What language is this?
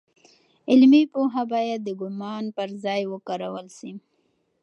Pashto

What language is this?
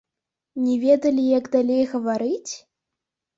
Belarusian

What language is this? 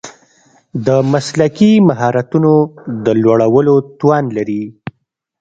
Pashto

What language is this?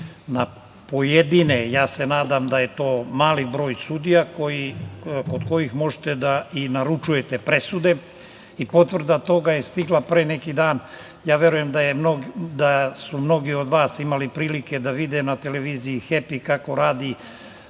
Serbian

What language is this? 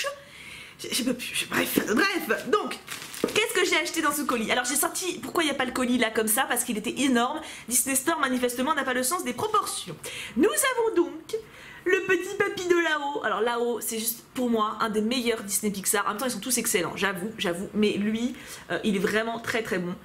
French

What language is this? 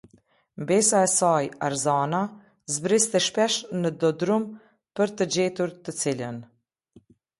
Albanian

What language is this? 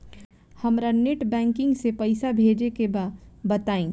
Bhojpuri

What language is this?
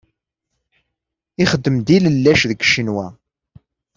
Kabyle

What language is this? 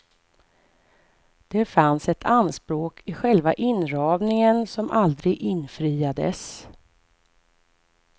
Swedish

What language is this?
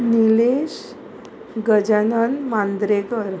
Konkani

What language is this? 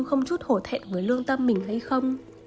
Vietnamese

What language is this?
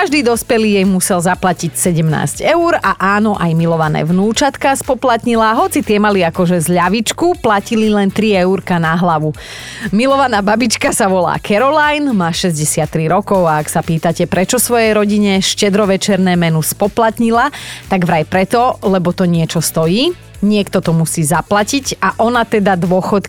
Slovak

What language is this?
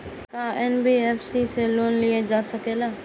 Bhojpuri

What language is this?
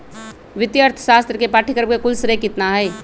Magahi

